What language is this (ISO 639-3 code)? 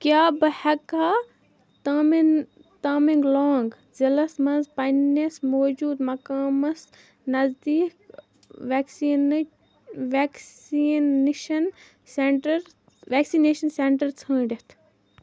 kas